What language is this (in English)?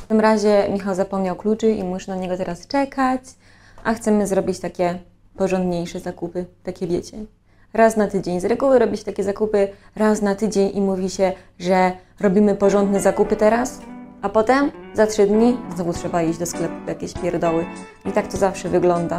Polish